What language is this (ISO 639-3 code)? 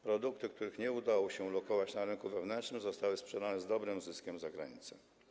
pol